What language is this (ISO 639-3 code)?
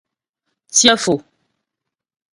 bbj